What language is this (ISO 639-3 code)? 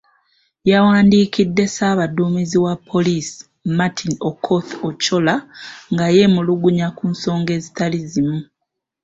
lug